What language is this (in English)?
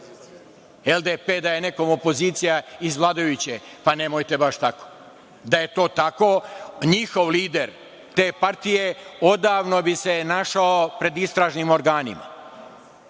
Serbian